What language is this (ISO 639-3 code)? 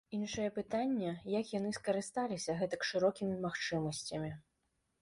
bel